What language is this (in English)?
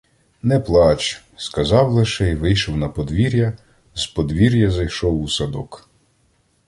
Ukrainian